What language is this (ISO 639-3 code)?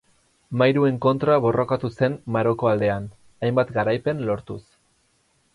eus